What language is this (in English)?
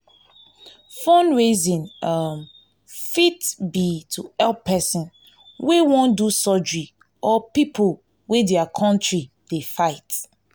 Nigerian Pidgin